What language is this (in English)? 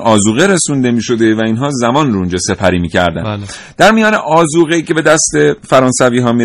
Persian